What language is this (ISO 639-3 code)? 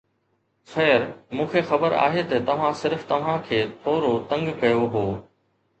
snd